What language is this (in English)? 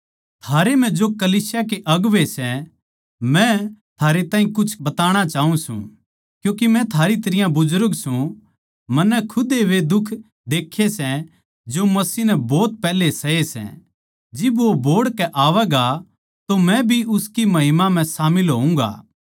Haryanvi